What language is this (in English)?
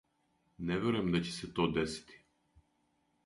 Serbian